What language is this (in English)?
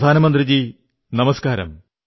Malayalam